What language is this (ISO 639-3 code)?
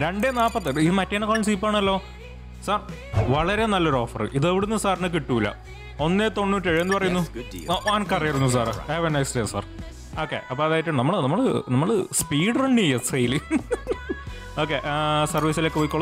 mal